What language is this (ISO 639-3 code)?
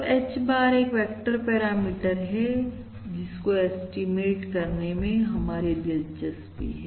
hin